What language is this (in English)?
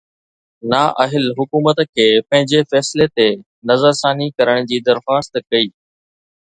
Sindhi